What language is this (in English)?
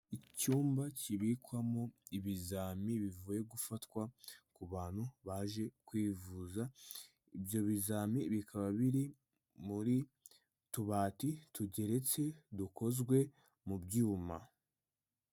Kinyarwanda